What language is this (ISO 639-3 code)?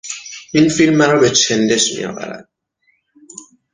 fas